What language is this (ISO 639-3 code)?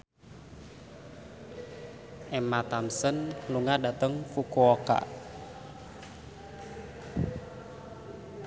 jav